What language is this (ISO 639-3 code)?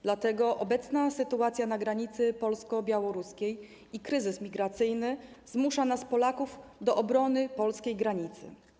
pol